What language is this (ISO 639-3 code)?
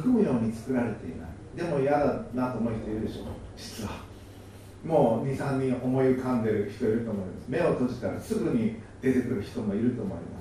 jpn